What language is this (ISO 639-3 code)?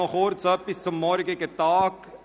gsw